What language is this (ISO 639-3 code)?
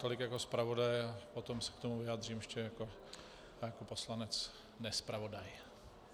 ces